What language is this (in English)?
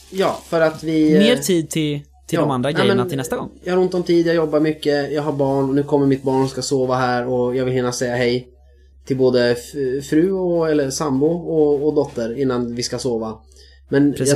Swedish